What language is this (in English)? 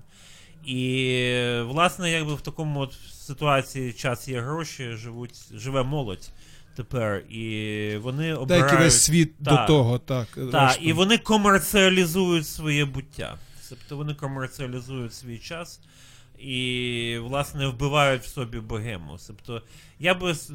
Ukrainian